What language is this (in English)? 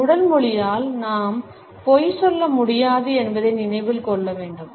Tamil